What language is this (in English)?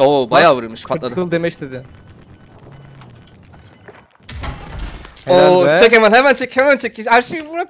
Turkish